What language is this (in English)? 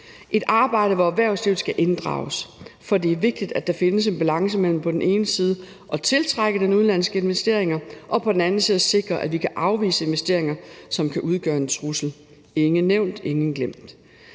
Danish